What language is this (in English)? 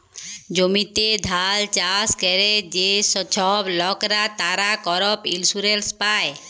Bangla